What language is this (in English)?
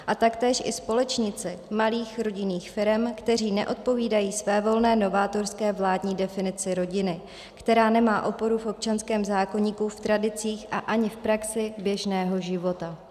Czech